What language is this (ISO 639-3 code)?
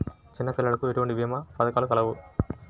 tel